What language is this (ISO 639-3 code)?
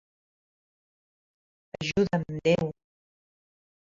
cat